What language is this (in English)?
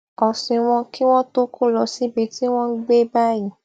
Yoruba